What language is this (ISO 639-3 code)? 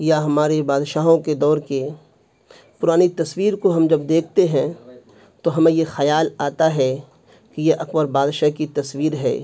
urd